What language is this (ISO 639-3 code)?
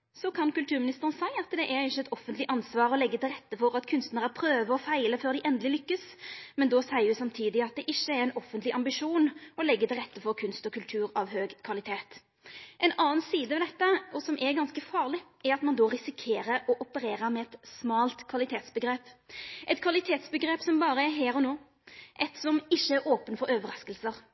nno